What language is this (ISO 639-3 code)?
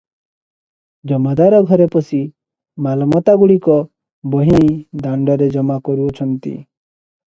ori